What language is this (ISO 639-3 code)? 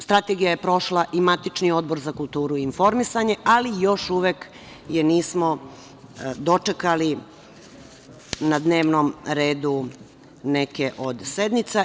srp